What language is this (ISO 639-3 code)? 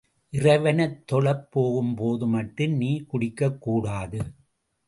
tam